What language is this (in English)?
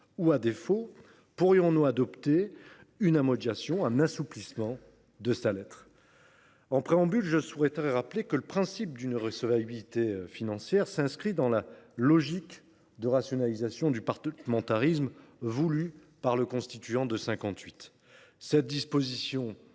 French